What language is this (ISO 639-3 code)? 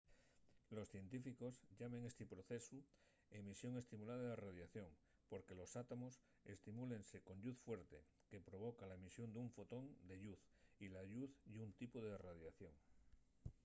ast